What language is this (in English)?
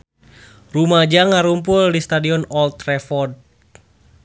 Sundanese